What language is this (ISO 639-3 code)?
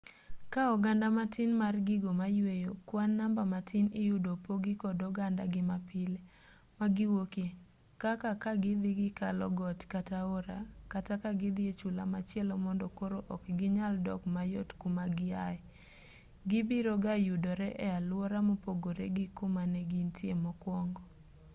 luo